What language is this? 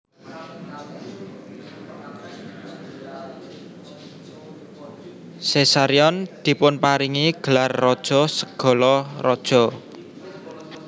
Javanese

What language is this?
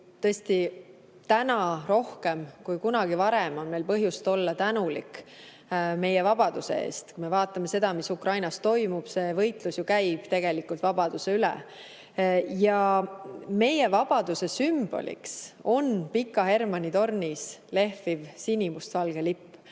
Estonian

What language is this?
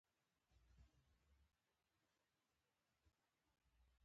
Pashto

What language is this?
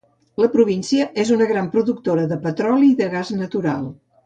Catalan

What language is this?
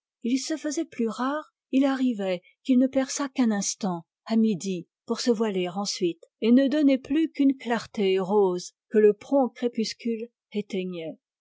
French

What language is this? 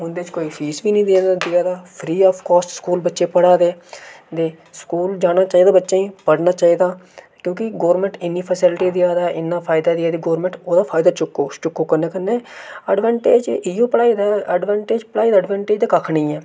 Dogri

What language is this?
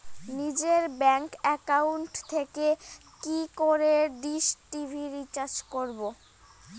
Bangla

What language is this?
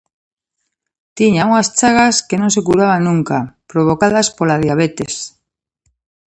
Galician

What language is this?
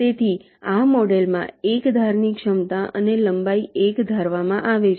Gujarati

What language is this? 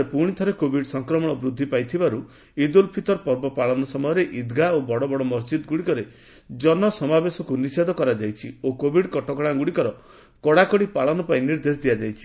Odia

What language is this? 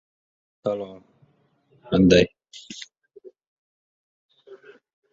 Uzbek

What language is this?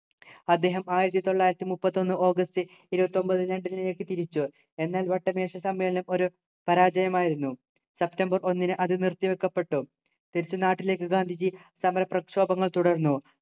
Malayalam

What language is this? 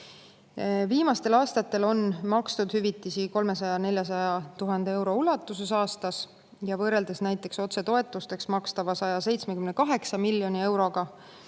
Estonian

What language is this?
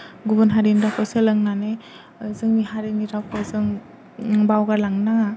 Bodo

